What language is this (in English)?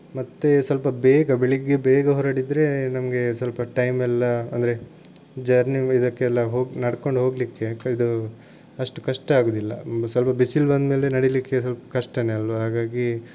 Kannada